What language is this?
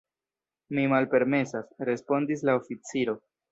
Esperanto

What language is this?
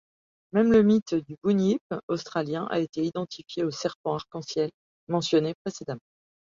French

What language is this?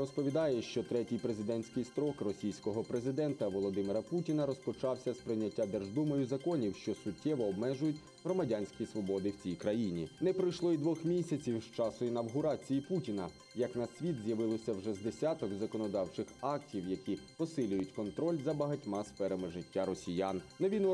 Ukrainian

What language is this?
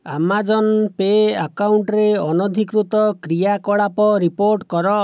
Odia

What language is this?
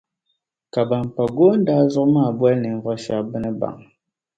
Dagbani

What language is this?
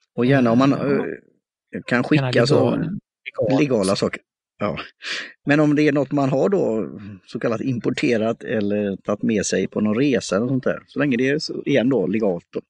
Swedish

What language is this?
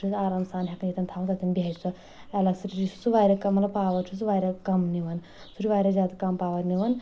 Kashmiri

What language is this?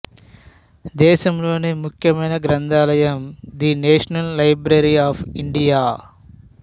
Telugu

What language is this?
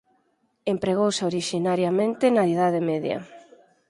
Galician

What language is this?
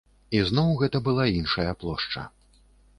Belarusian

